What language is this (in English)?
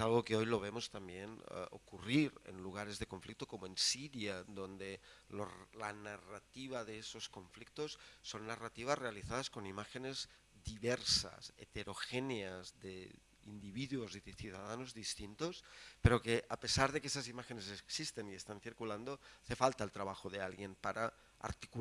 Spanish